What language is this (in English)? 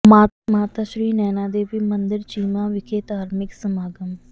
Punjabi